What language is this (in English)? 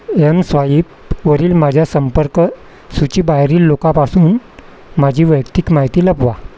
Marathi